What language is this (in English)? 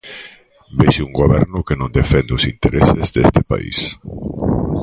Galician